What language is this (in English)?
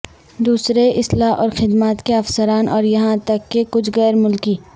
Urdu